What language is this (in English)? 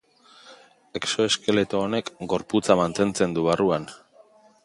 Basque